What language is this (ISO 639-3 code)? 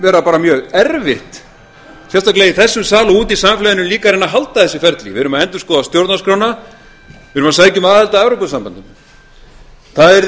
isl